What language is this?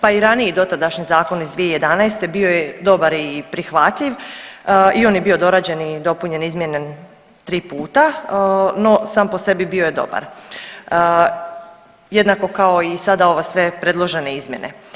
Croatian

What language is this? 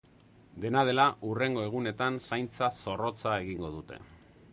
Basque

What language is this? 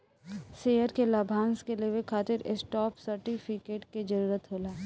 Bhojpuri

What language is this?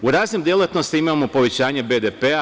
Serbian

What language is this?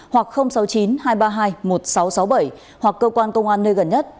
Vietnamese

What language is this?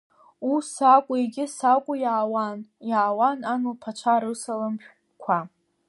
Abkhazian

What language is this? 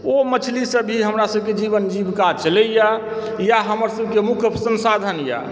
Maithili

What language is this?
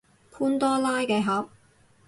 Cantonese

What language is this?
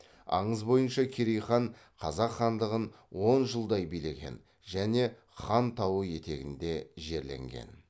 Kazakh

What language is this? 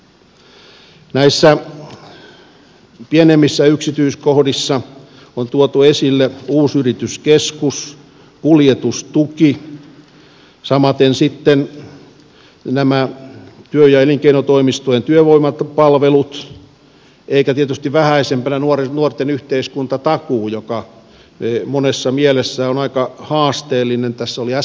Finnish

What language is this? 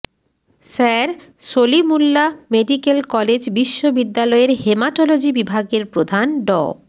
Bangla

